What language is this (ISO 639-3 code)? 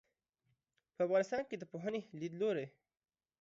pus